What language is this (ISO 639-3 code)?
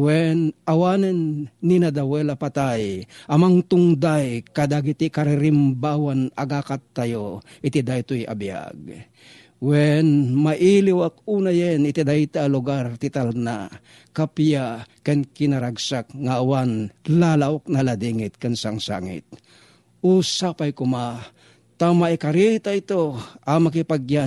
fil